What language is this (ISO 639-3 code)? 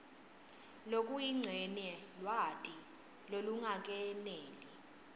ssw